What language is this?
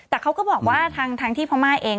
Thai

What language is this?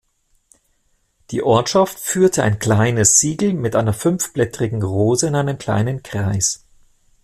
German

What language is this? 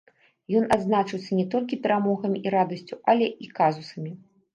Belarusian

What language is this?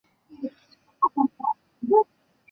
Chinese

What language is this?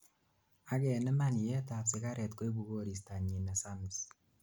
Kalenjin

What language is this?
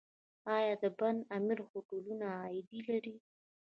Pashto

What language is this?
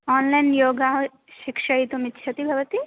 Sanskrit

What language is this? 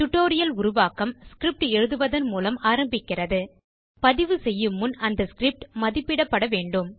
Tamil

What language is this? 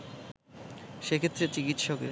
Bangla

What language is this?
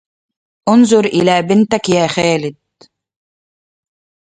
Arabic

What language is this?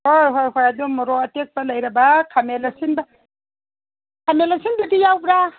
Manipuri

